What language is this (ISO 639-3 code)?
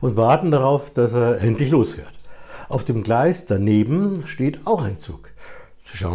deu